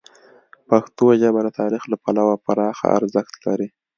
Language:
Pashto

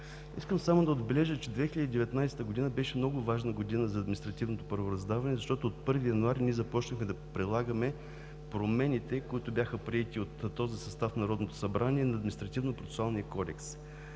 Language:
Bulgarian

